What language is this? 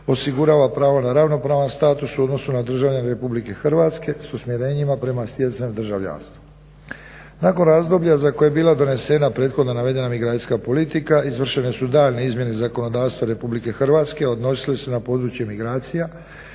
Croatian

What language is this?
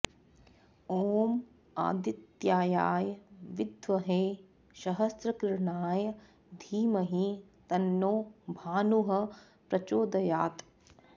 Sanskrit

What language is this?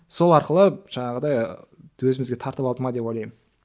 Kazakh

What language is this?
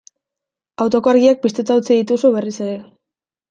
Basque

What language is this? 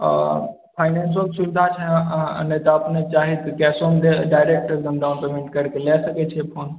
Maithili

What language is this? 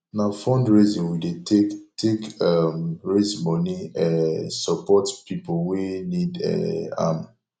Nigerian Pidgin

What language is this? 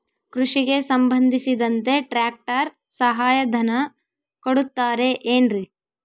Kannada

